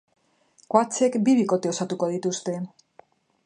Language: Basque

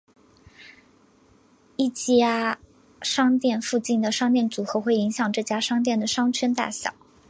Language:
Chinese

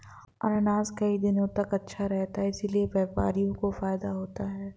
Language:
Hindi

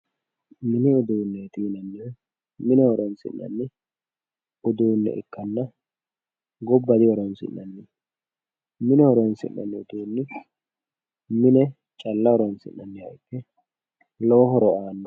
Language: Sidamo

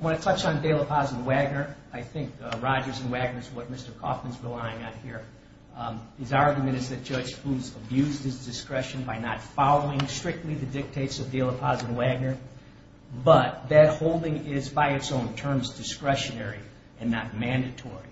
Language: English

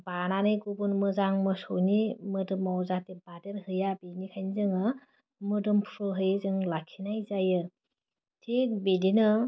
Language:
Bodo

